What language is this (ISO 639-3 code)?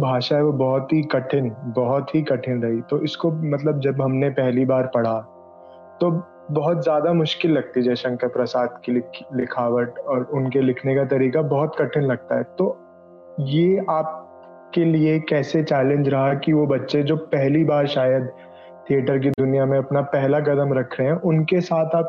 hin